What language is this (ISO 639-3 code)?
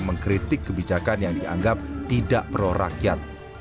ind